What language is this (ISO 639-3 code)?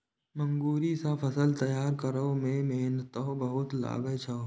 mai